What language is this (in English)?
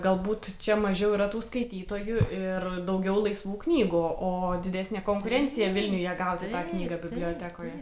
Lithuanian